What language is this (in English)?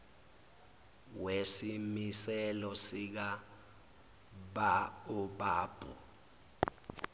Zulu